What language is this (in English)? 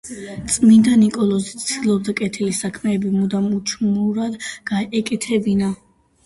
Georgian